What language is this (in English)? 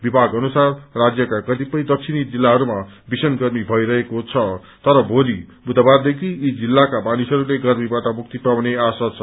Nepali